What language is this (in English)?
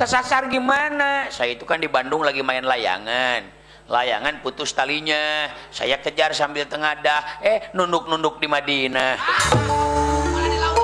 Indonesian